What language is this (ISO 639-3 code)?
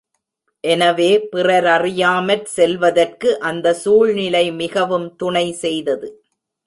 tam